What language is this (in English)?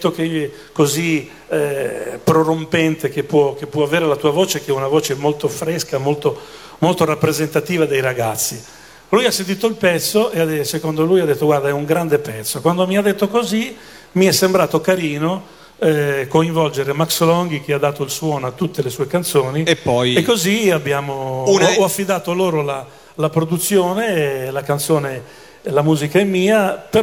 Italian